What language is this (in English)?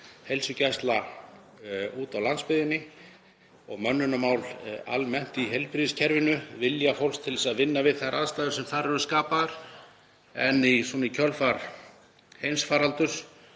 Icelandic